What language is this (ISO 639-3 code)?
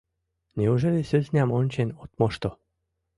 chm